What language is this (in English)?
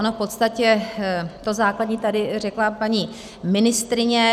Czech